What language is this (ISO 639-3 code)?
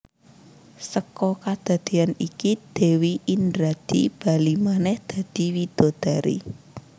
jav